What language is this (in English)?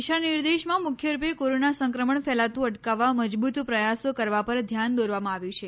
Gujarati